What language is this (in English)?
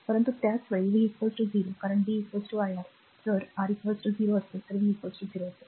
Marathi